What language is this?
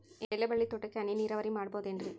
Kannada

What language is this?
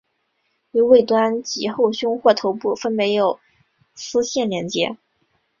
Chinese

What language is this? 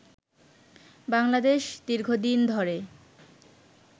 Bangla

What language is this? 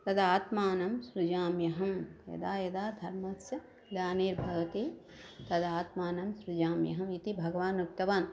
Sanskrit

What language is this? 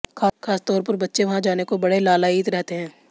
Hindi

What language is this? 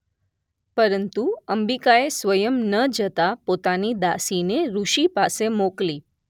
Gujarati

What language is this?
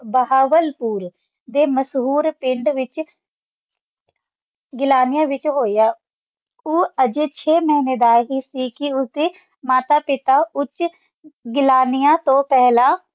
Punjabi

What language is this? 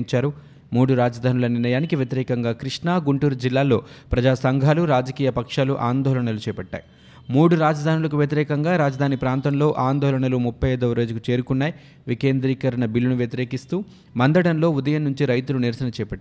Telugu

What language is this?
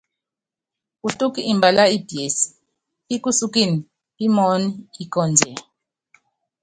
Yangben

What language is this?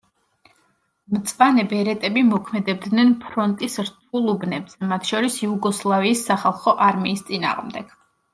Georgian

